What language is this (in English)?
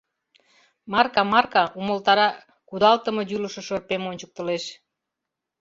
Mari